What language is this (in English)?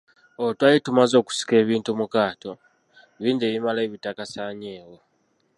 Ganda